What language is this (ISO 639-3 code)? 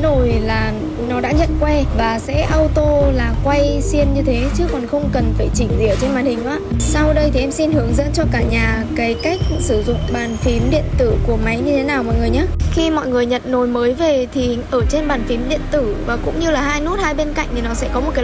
vie